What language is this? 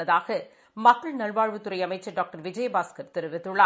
Tamil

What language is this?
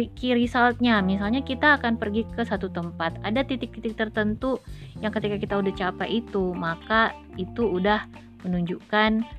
Indonesian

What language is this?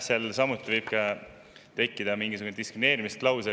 Estonian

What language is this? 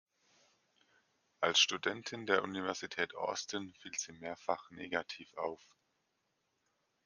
German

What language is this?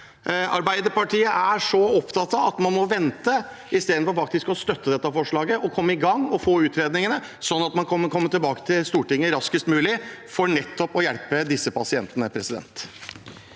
Norwegian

